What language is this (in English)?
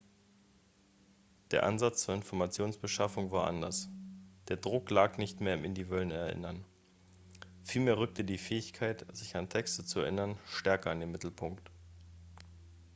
German